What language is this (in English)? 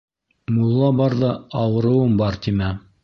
Bashkir